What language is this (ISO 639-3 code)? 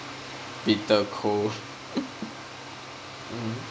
eng